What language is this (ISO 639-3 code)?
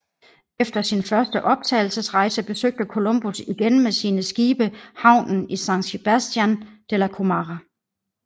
dan